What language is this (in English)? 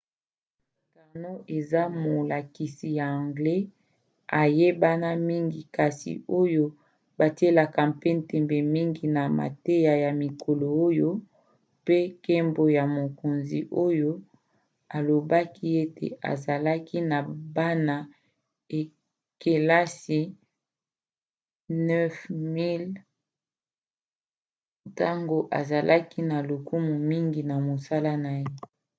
Lingala